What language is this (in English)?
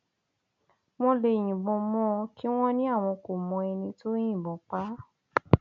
Yoruba